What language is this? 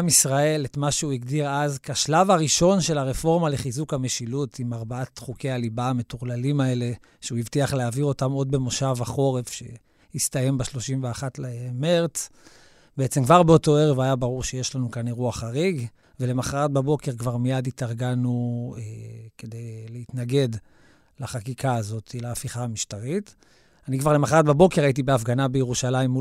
Hebrew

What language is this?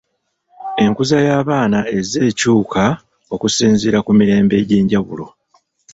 Ganda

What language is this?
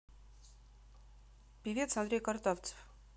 Russian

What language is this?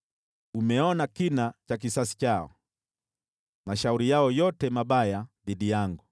Swahili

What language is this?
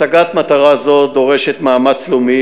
Hebrew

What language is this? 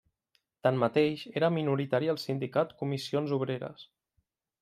Catalan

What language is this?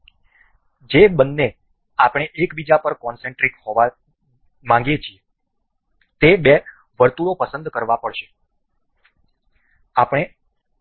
Gujarati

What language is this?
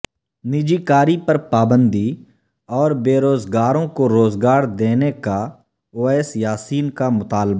Urdu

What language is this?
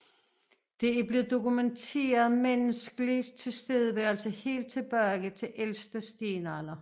Danish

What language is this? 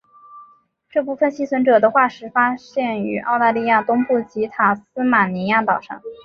Chinese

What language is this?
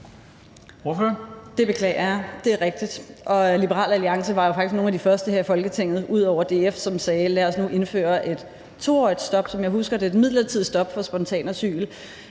Danish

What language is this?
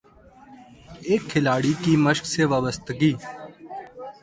Urdu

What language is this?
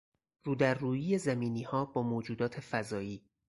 Persian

